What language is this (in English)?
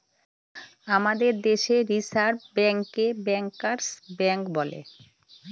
Bangla